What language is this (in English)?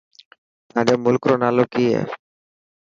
Dhatki